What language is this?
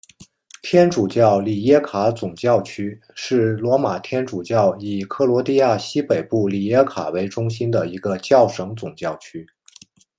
Chinese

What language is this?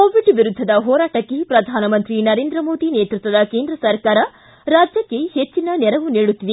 Kannada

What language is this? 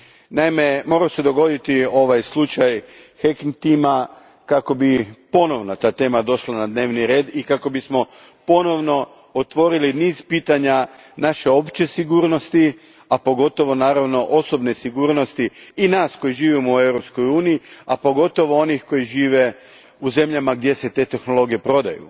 Croatian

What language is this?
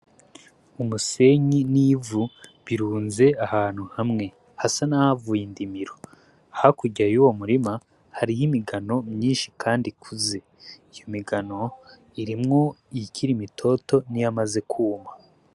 Rundi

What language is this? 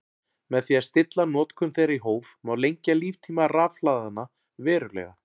Icelandic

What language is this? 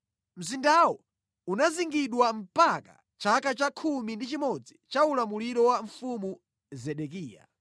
Nyanja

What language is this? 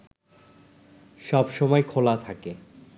Bangla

